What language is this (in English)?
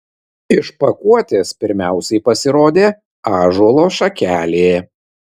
Lithuanian